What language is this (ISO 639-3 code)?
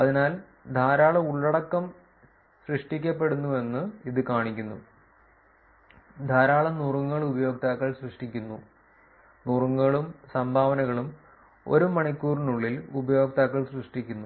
mal